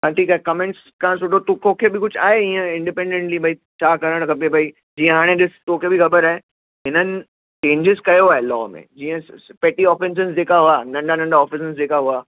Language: Sindhi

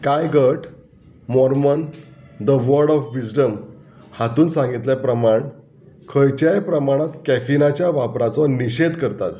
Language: Konkani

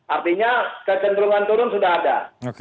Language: Indonesian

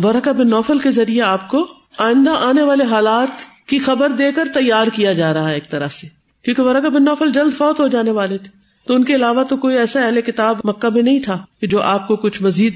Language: Urdu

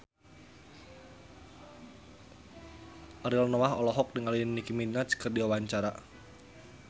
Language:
Sundanese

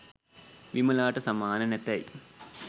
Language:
Sinhala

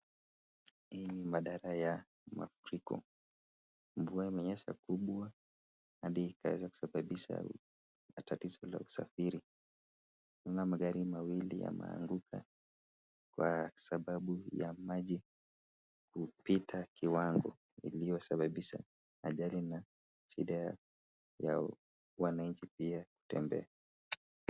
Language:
Swahili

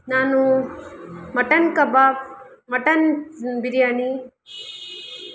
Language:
Kannada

